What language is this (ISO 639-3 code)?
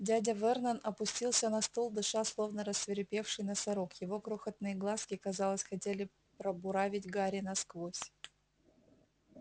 rus